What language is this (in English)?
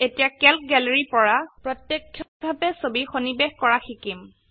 Assamese